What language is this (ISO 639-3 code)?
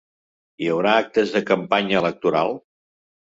cat